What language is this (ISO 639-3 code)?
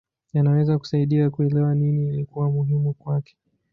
swa